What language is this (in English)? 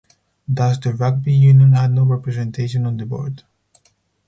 English